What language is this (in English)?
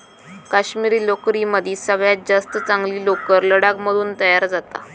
Marathi